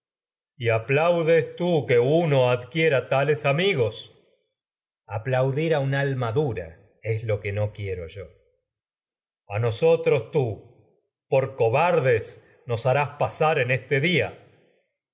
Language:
Spanish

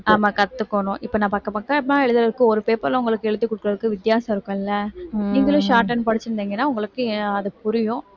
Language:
Tamil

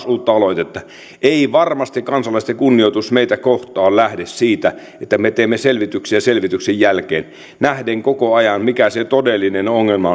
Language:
Finnish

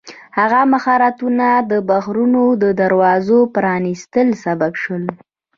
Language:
Pashto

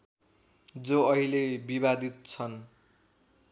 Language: Nepali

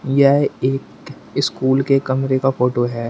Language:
Hindi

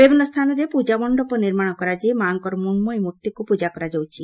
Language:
Odia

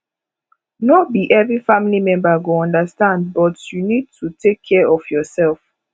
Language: Nigerian Pidgin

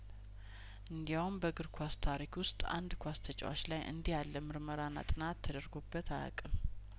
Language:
Amharic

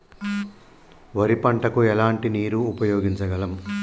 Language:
Telugu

